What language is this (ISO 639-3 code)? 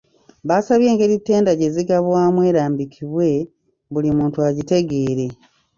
lug